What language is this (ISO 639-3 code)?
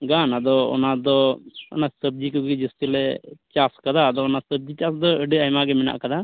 sat